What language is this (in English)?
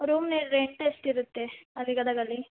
Kannada